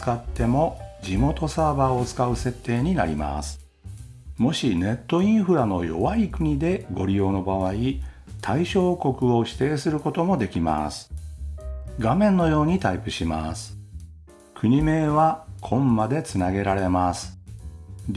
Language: Japanese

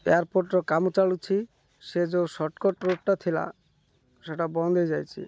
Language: Odia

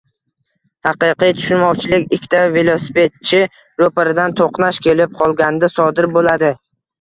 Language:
Uzbek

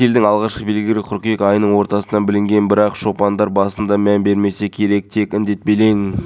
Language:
Kazakh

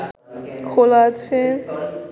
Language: Bangla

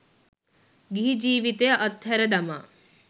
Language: Sinhala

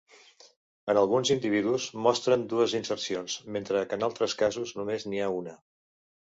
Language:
Catalan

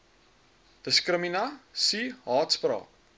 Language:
Afrikaans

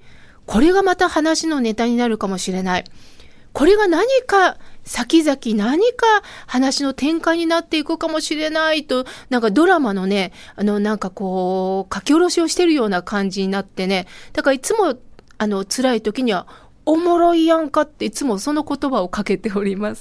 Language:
Japanese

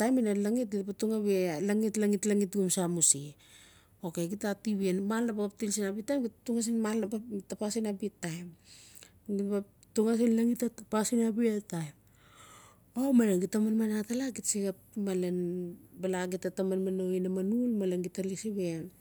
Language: Notsi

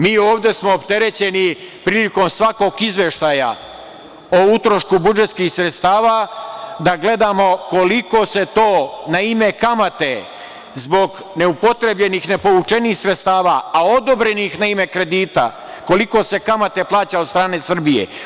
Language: Serbian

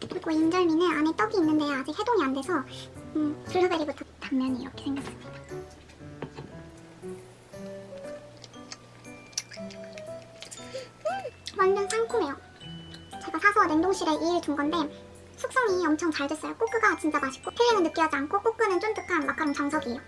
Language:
Korean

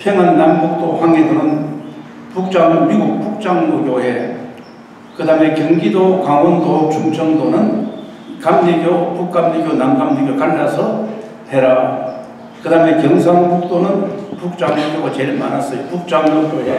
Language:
Korean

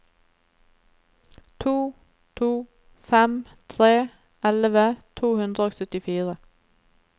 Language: Norwegian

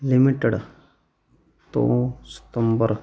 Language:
Punjabi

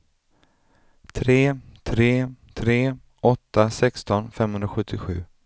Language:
Swedish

